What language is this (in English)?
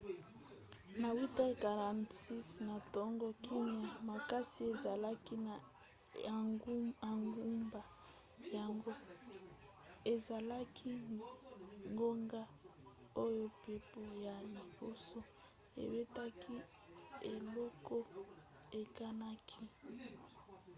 Lingala